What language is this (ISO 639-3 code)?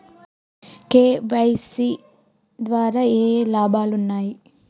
tel